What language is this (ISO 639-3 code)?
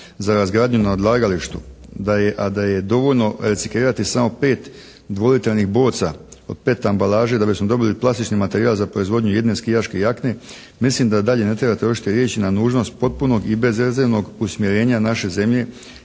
hrv